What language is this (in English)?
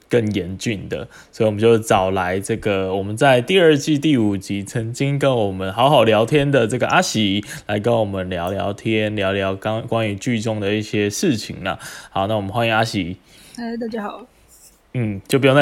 Chinese